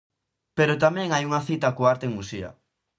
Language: Galician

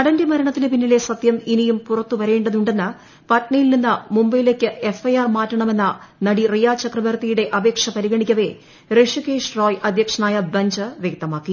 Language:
Malayalam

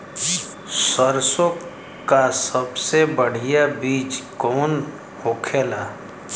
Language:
Bhojpuri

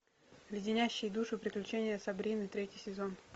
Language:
Russian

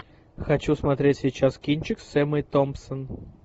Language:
Russian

